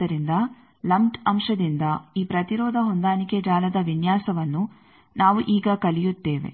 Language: Kannada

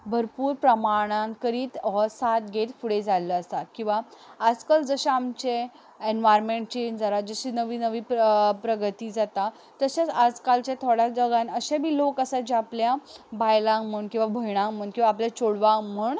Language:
Konkani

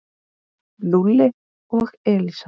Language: Icelandic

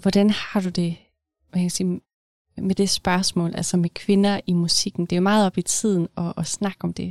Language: Danish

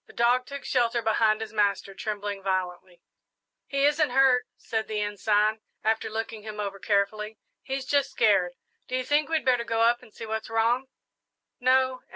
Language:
English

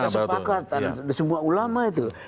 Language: Indonesian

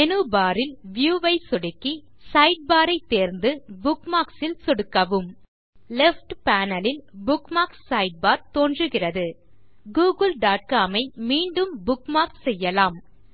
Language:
Tamil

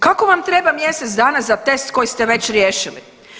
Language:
Croatian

